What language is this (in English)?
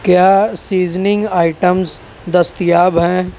Urdu